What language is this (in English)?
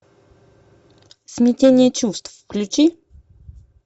Russian